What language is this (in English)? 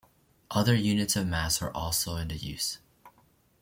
English